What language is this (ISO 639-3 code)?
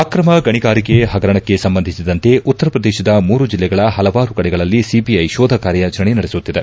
kan